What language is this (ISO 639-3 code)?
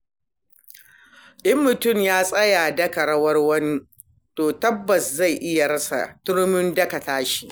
hau